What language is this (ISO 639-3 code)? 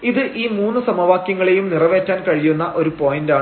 mal